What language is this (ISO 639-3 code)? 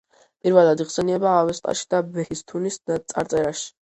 kat